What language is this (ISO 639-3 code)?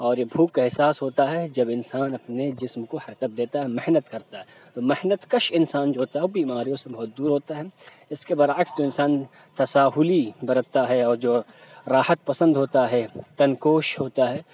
urd